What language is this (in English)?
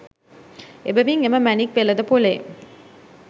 Sinhala